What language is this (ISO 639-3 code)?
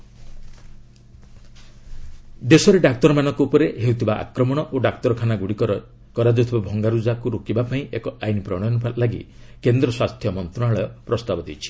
ori